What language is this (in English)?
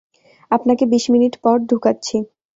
Bangla